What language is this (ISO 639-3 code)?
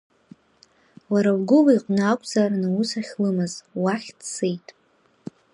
abk